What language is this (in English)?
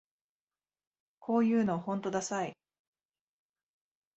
Japanese